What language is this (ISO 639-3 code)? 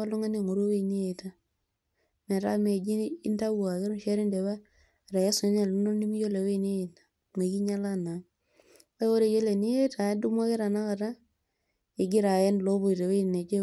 mas